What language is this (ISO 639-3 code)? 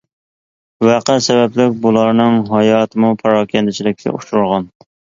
uig